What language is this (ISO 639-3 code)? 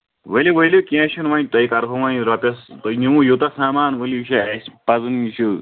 kas